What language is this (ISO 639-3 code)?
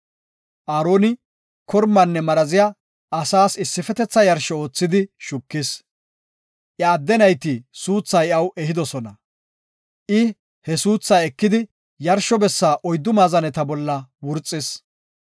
gof